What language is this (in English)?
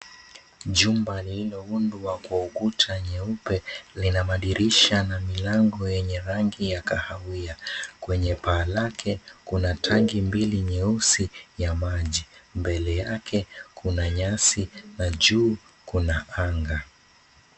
Swahili